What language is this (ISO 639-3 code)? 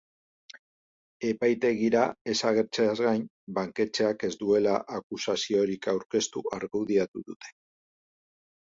eus